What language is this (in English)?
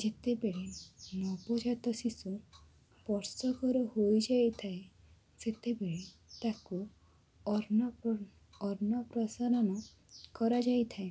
Odia